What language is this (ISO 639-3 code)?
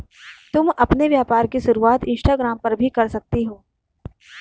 hin